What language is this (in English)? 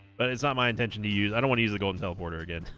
English